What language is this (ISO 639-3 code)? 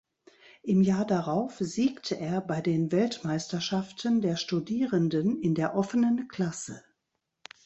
deu